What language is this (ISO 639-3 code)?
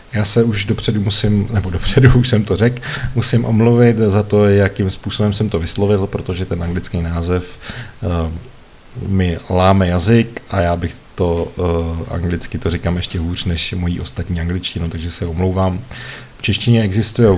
ces